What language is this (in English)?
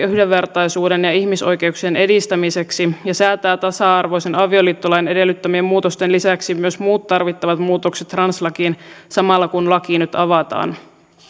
Finnish